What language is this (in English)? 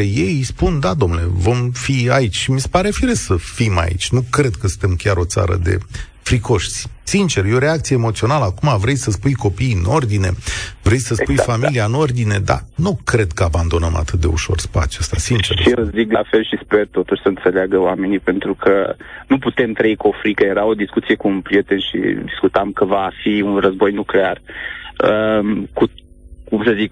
Romanian